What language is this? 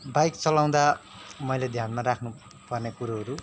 Nepali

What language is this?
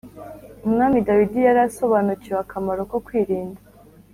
Kinyarwanda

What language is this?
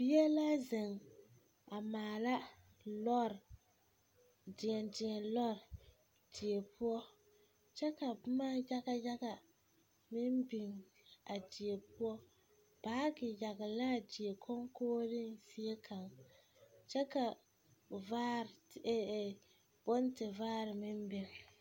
Southern Dagaare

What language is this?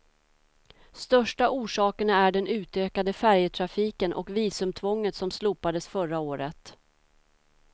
Swedish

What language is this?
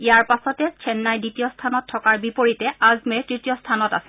Assamese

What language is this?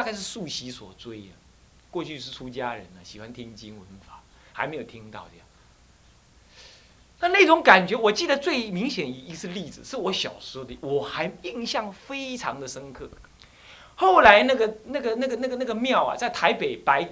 Chinese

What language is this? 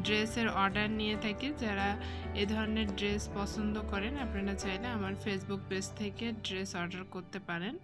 Bangla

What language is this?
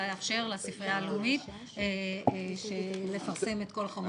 Hebrew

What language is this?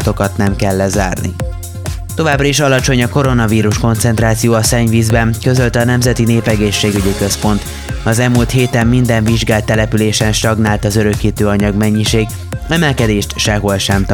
Hungarian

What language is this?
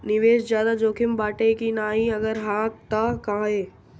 Bhojpuri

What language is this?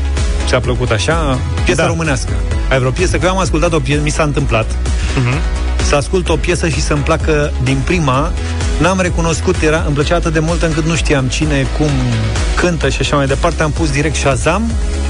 Romanian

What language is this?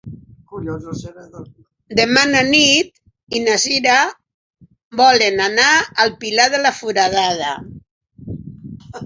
Catalan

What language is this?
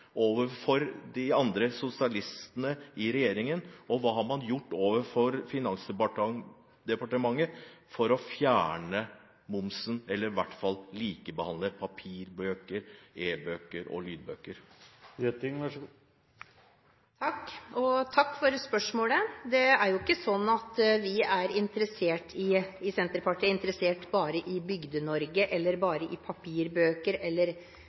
Norwegian Bokmål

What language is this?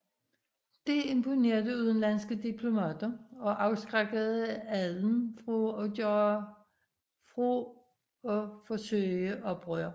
Danish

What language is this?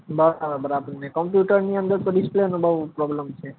Gujarati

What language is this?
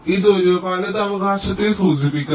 Malayalam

